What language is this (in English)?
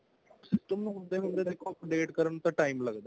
Punjabi